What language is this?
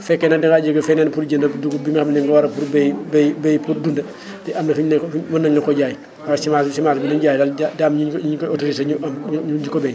Wolof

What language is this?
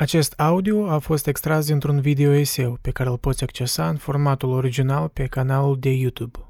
Romanian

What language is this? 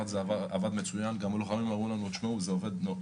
Hebrew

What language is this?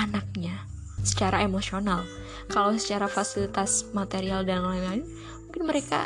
Indonesian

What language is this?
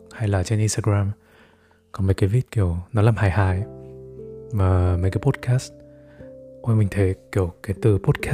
Vietnamese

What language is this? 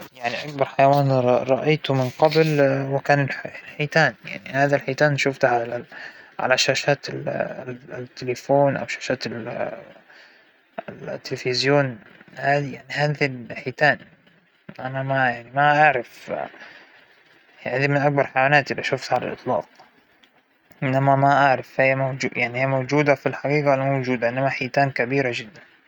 Hijazi Arabic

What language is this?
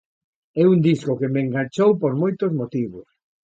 Galician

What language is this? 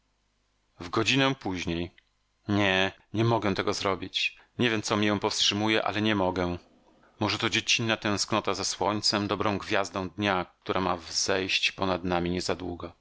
Polish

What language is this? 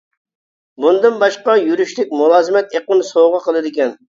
Uyghur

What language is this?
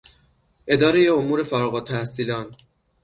Persian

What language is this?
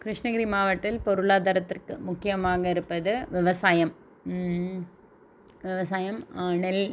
Tamil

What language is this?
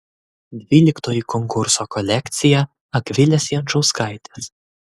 Lithuanian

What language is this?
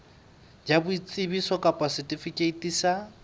Southern Sotho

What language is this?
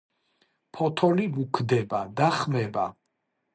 Georgian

